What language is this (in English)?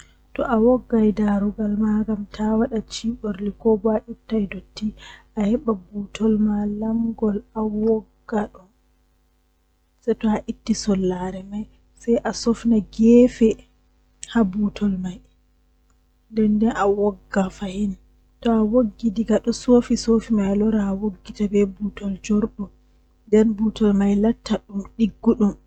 Western Niger Fulfulde